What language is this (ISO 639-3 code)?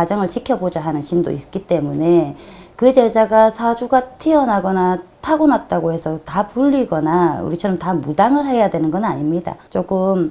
kor